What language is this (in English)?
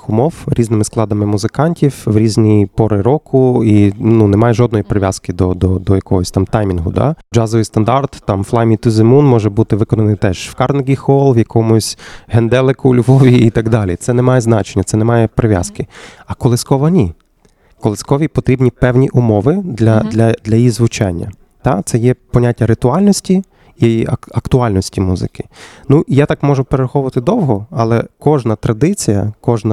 Ukrainian